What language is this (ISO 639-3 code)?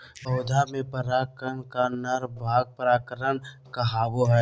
mag